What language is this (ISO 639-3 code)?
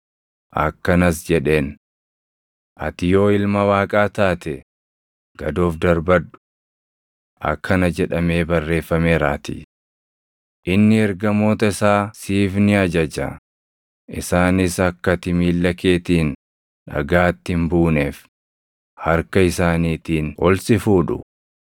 orm